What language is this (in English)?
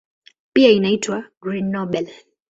Swahili